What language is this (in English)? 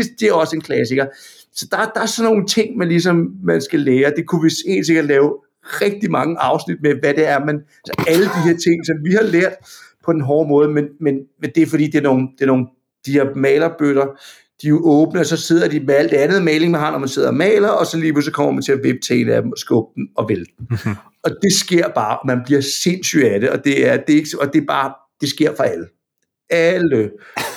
Danish